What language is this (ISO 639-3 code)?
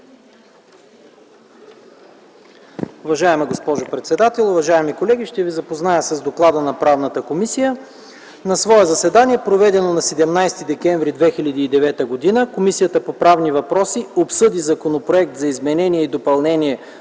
bul